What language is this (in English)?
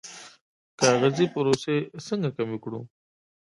Pashto